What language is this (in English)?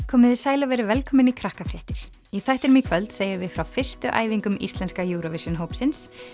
Icelandic